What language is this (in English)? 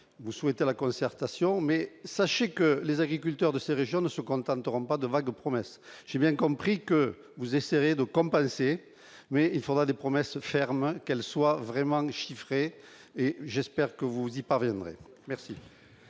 French